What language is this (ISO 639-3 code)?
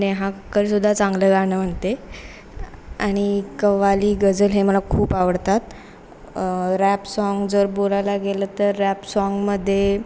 mar